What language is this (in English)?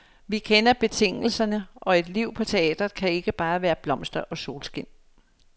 Danish